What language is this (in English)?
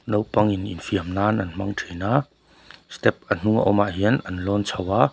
Mizo